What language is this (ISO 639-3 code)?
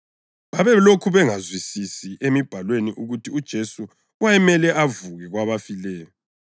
nde